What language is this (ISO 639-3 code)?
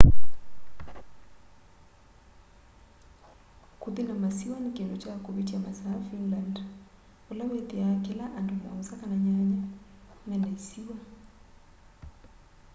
kam